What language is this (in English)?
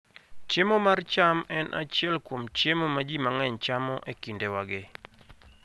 Luo (Kenya and Tanzania)